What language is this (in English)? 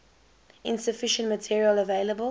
English